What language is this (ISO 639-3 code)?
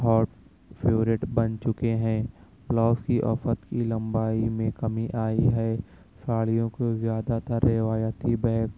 urd